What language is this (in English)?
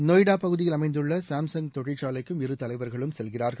Tamil